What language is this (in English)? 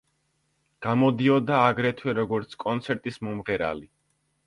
Georgian